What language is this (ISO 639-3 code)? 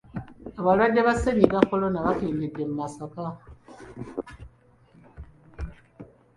lug